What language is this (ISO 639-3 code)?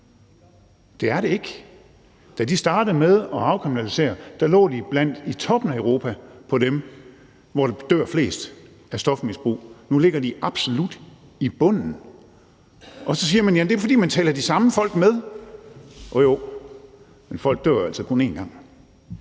dan